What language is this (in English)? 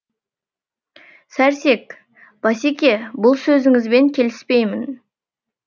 Kazakh